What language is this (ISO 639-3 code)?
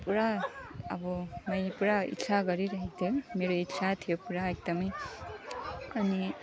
nep